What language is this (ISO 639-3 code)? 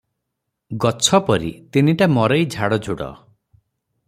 ori